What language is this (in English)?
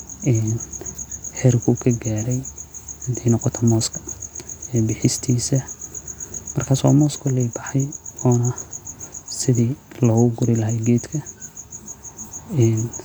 Somali